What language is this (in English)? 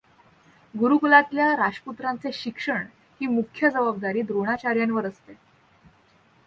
Marathi